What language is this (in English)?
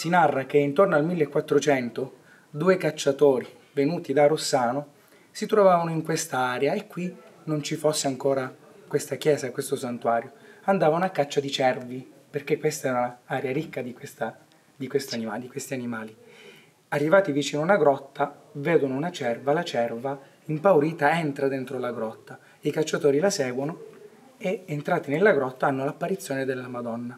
Italian